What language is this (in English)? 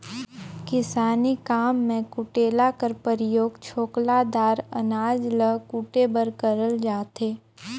Chhattisgarhi